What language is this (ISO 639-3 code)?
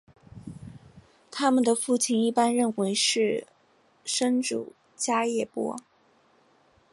zho